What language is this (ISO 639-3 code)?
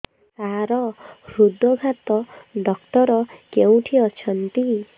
ori